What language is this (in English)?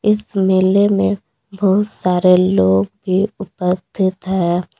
Hindi